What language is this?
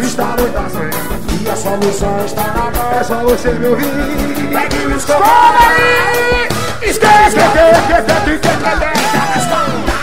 Portuguese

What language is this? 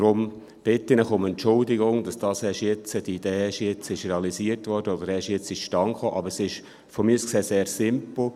Swiss German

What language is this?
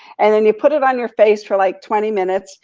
English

